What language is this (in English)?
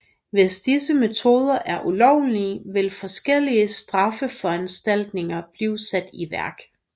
Danish